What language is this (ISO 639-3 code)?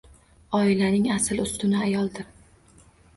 uzb